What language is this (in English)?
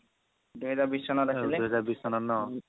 Assamese